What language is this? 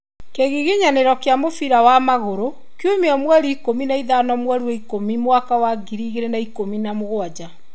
Kikuyu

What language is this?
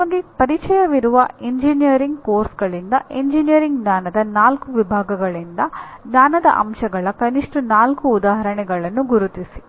Kannada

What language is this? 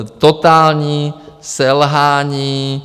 Czech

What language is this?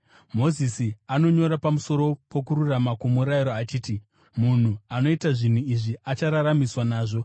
Shona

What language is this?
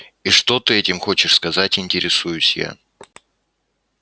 Russian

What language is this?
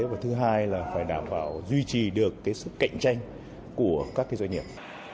Vietnamese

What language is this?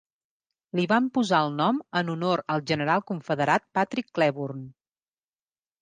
Catalan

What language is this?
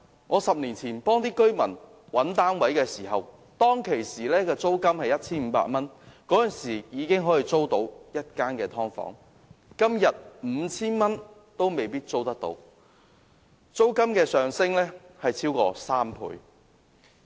Cantonese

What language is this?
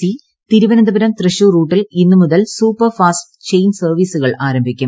Malayalam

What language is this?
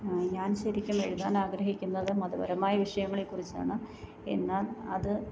Malayalam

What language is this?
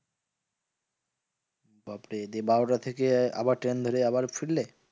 Bangla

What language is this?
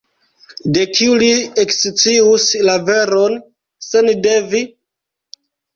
Esperanto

